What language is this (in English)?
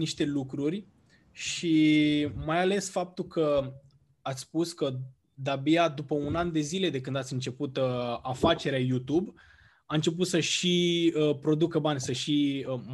Romanian